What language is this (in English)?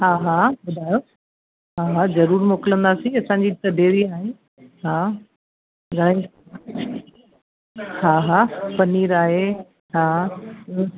Sindhi